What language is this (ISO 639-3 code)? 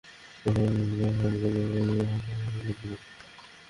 ben